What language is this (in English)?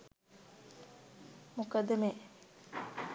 Sinhala